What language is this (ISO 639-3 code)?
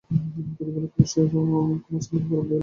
ben